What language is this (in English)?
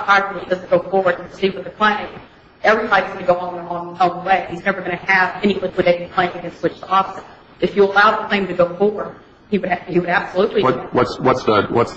English